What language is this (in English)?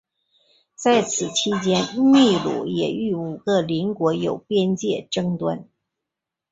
Chinese